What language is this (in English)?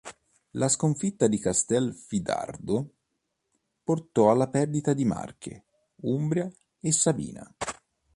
Italian